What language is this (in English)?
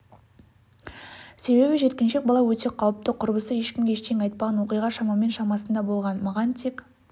Kazakh